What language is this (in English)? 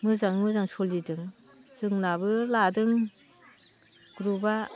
Bodo